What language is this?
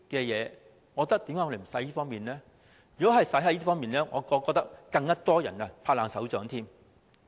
Cantonese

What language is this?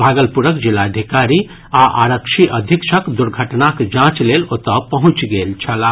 Maithili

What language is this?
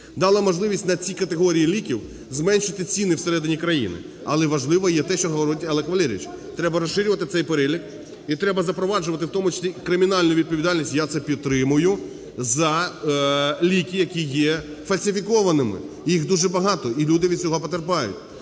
Ukrainian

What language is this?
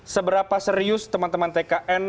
Indonesian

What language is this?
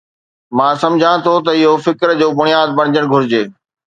Sindhi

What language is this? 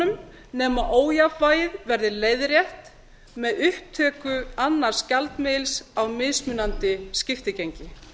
Icelandic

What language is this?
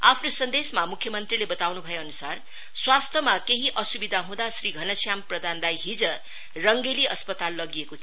Nepali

